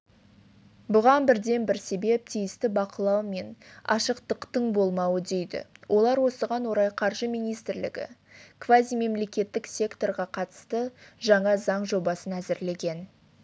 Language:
Kazakh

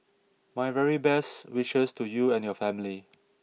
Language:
English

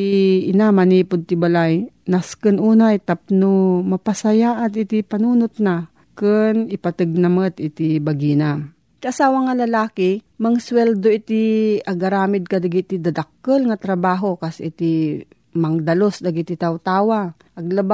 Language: Filipino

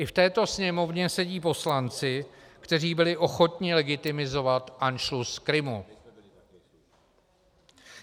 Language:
Czech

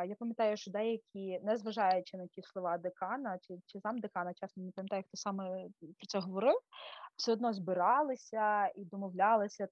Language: Ukrainian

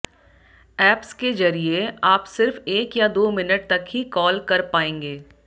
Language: Hindi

